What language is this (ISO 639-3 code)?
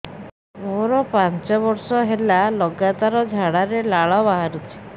ori